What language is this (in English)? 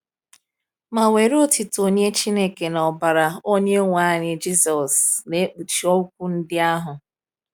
Igbo